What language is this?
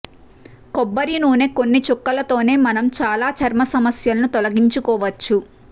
Telugu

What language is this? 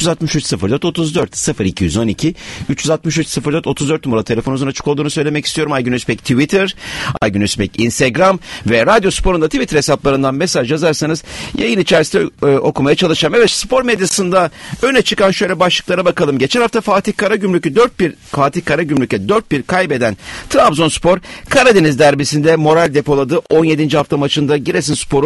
Turkish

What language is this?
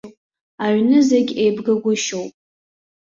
Abkhazian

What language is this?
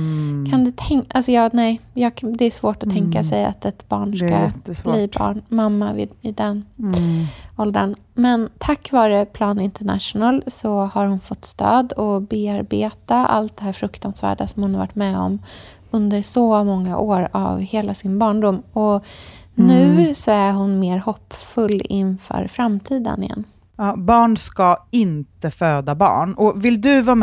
Swedish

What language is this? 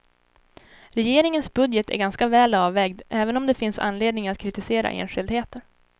Swedish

